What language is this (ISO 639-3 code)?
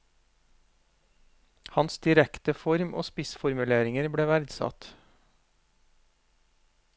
nor